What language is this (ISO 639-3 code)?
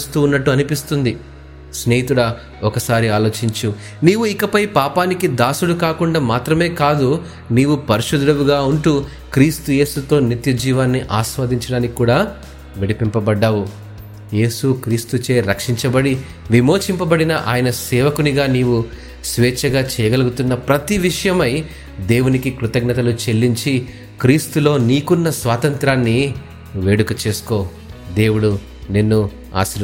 tel